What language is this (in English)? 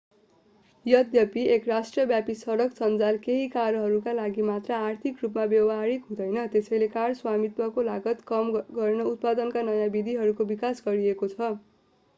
Nepali